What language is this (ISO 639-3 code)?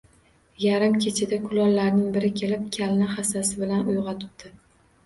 uzb